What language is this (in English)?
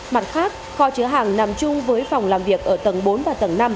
Vietnamese